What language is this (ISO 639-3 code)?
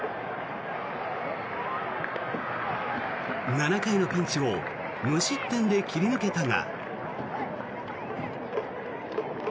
jpn